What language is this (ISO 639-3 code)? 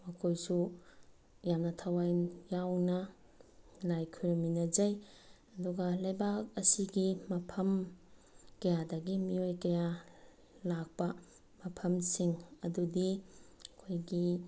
mni